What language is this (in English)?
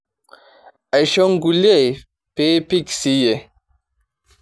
Masai